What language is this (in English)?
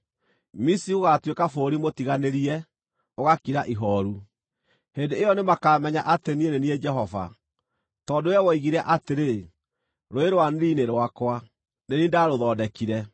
Kikuyu